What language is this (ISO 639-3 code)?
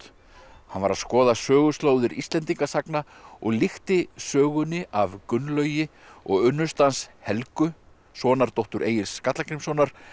isl